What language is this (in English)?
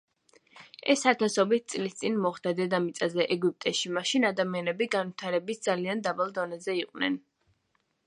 Georgian